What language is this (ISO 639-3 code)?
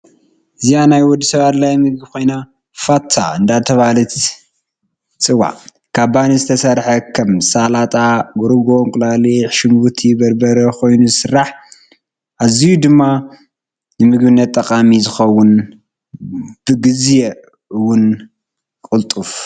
tir